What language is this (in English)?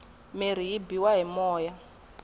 Tsonga